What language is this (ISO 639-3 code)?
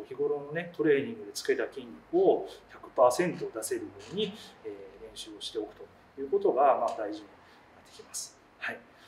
jpn